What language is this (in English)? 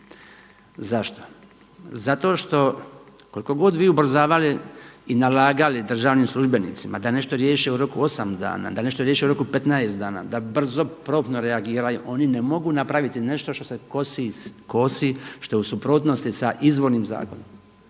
Croatian